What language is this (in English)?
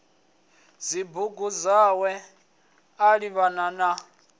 Venda